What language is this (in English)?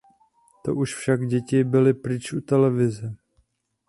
Czech